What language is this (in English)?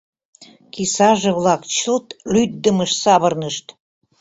Mari